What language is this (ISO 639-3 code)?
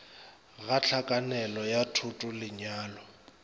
nso